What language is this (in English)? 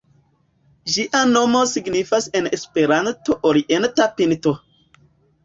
Esperanto